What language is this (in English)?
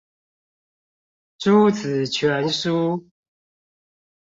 Chinese